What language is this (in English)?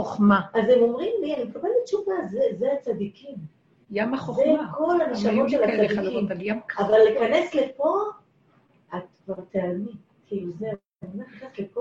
Hebrew